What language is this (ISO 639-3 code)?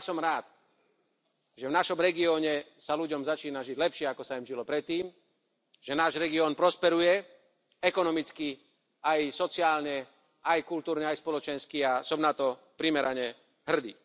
slk